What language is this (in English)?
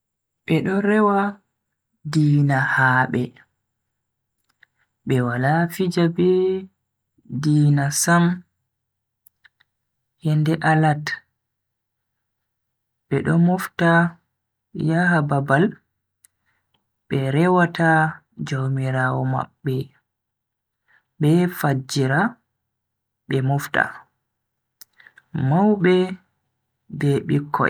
Bagirmi Fulfulde